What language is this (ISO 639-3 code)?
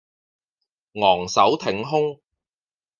yue